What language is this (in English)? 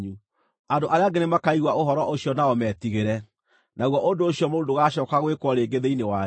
Kikuyu